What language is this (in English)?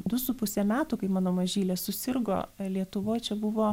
Lithuanian